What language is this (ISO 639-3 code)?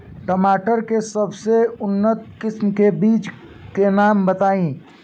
bho